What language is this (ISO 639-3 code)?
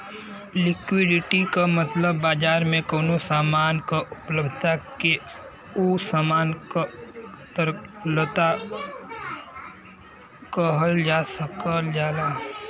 bho